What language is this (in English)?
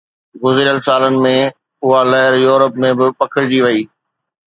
Sindhi